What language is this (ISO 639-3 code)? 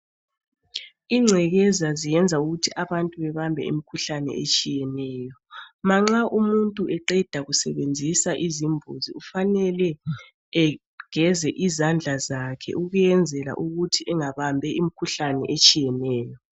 nde